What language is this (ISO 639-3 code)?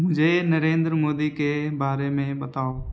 urd